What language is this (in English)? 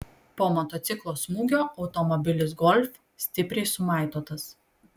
Lithuanian